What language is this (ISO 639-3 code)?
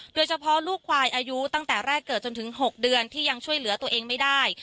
tha